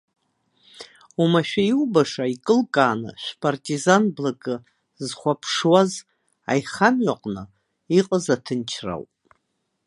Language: Abkhazian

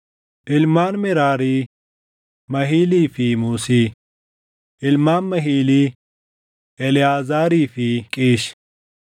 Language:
Oromo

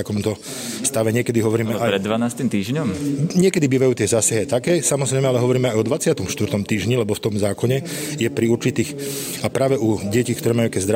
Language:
Slovak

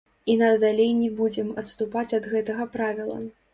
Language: Belarusian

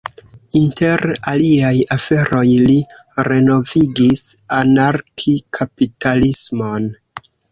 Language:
Esperanto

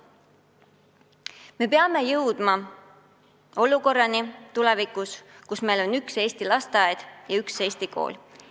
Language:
Estonian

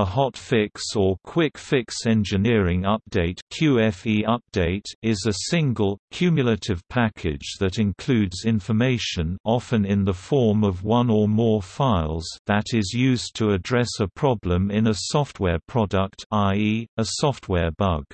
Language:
English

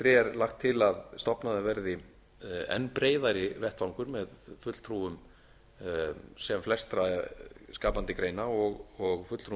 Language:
Icelandic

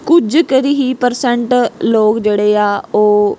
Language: Punjabi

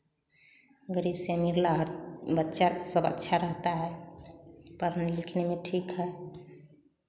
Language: Hindi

